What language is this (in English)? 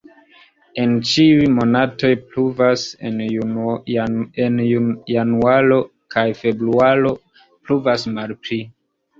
Esperanto